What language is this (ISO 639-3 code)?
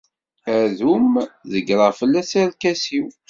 kab